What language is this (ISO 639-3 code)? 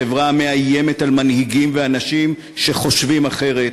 heb